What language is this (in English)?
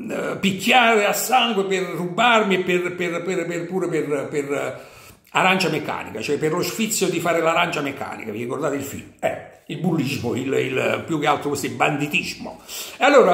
Italian